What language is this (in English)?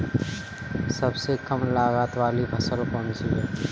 Hindi